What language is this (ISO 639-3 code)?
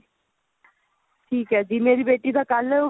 pan